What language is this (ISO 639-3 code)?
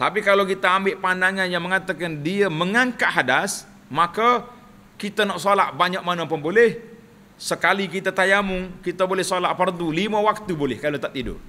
msa